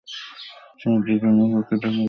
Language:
Bangla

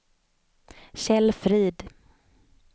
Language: Swedish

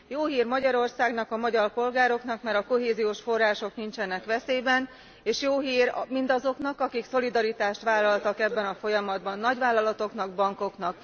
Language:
Hungarian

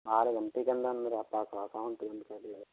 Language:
Hindi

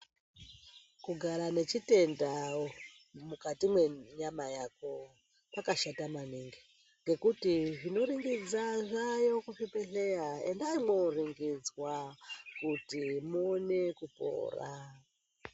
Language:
Ndau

